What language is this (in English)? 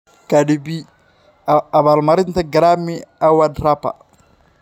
Somali